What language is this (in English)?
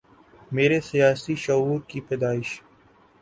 Urdu